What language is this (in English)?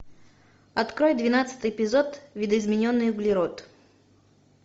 Russian